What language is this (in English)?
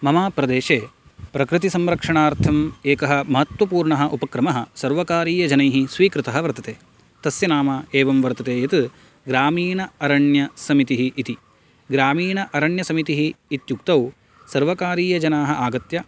Sanskrit